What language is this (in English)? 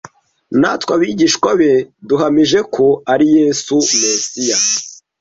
Kinyarwanda